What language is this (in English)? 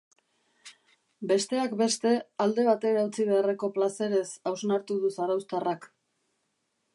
Basque